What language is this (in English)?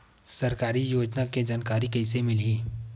Chhattisgarhi